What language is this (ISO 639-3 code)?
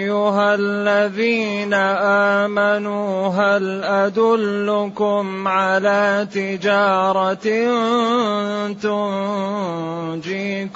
ara